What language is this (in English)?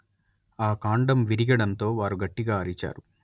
Telugu